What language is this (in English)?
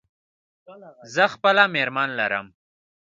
Pashto